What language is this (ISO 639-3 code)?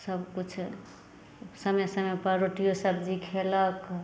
mai